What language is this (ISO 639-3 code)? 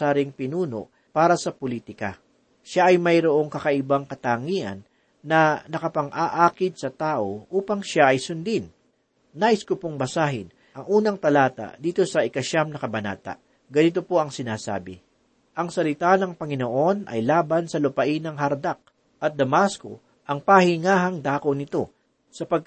fil